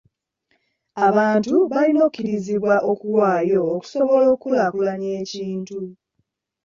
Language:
Ganda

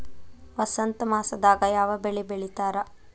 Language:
Kannada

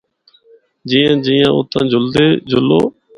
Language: Northern Hindko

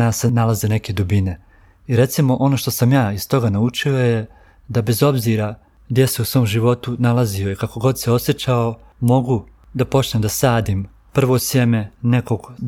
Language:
Croatian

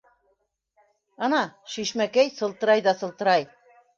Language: Bashkir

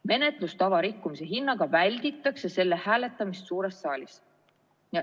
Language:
Estonian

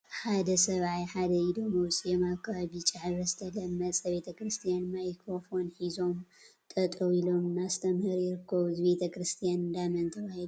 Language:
Tigrinya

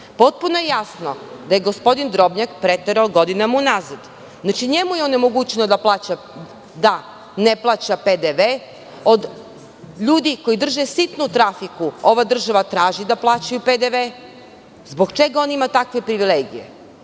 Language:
Serbian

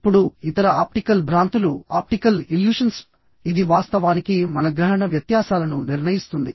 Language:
Telugu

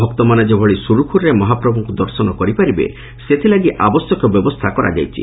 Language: Odia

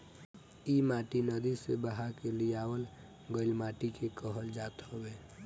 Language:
Bhojpuri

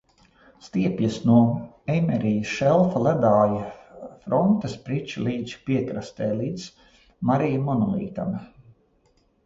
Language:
Latvian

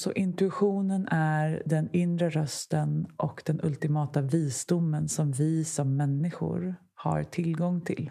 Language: Swedish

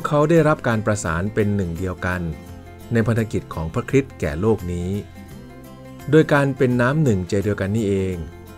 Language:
Thai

